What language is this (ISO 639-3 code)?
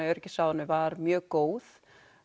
isl